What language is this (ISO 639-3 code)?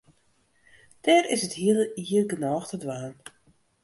fry